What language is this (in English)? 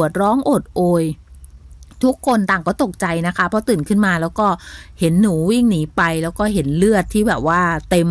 Thai